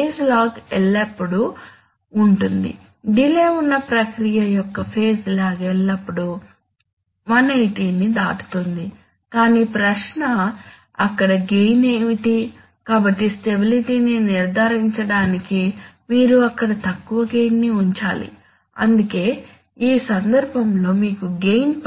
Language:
Telugu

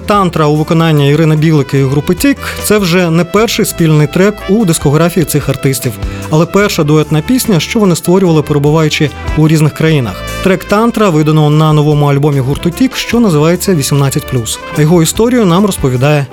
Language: Ukrainian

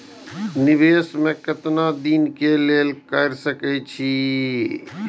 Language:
Maithili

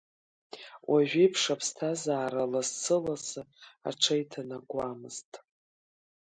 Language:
Abkhazian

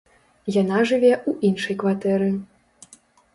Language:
Belarusian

